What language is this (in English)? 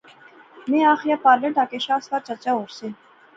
Pahari-Potwari